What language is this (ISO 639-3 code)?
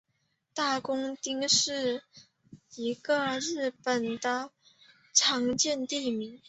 zho